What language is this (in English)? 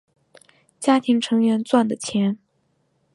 Chinese